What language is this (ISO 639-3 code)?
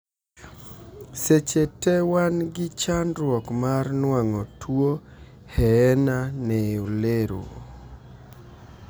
luo